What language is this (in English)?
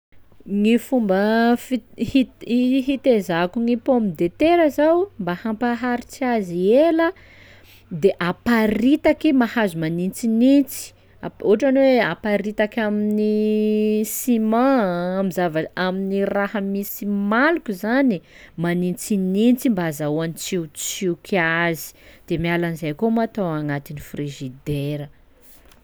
Sakalava Malagasy